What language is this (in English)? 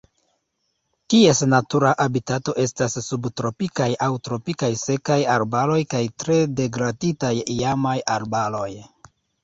Esperanto